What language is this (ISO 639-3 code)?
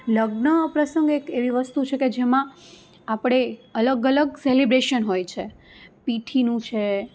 guj